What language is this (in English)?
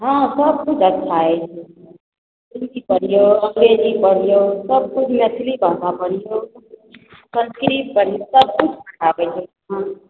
Maithili